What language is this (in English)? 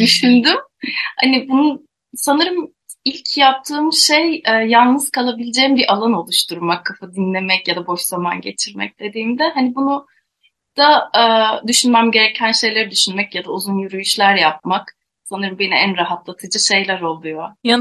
Turkish